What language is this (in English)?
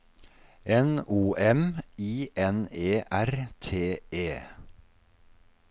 Norwegian